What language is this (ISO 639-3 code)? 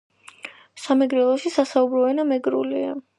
kat